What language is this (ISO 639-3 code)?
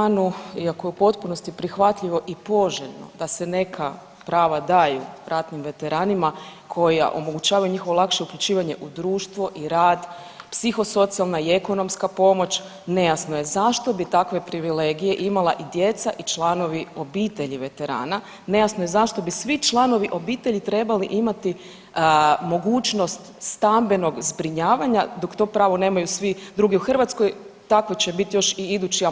hrv